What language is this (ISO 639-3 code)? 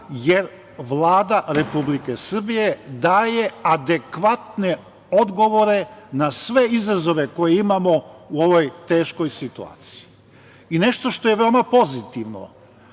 srp